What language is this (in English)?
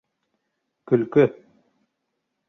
Bashkir